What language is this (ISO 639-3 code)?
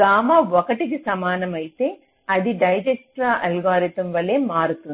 tel